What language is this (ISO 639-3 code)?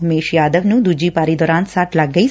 pan